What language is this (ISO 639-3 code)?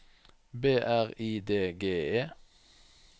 nor